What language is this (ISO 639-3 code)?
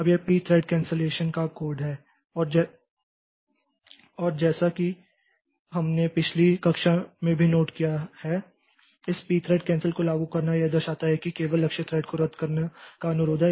hin